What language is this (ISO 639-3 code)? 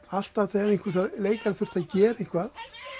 isl